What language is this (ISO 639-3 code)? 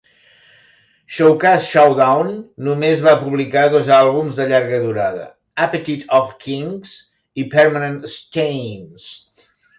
cat